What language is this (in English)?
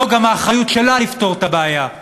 Hebrew